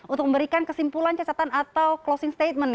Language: Indonesian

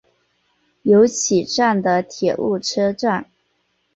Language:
Chinese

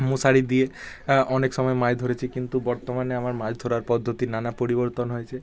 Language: Bangla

